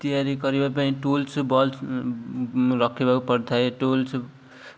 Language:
Odia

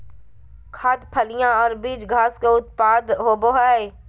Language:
Magahi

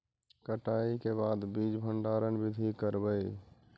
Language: Magahi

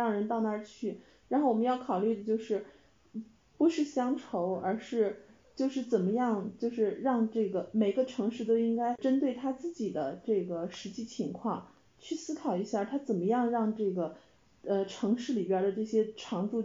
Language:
Chinese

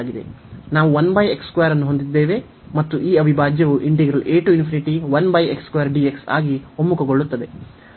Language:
Kannada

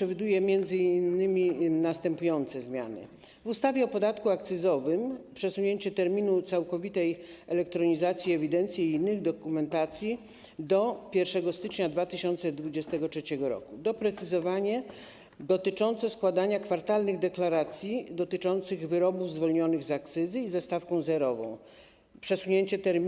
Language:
Polish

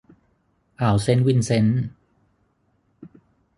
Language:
Thai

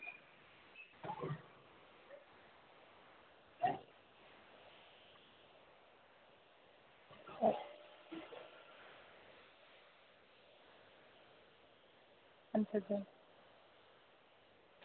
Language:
Dogri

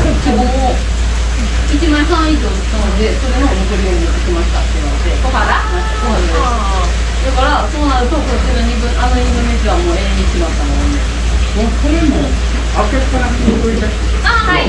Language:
Japanese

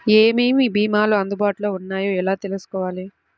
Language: Telugu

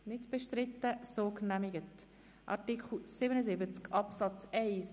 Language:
Swiss German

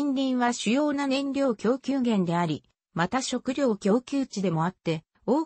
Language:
Japanese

